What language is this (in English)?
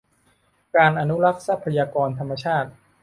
Thai